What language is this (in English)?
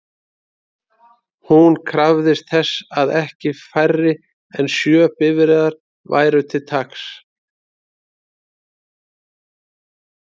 Icelandic